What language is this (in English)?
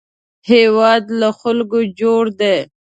Pashto